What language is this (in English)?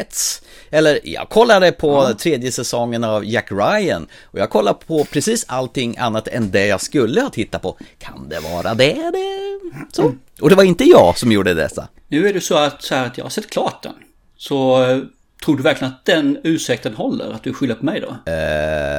Swedish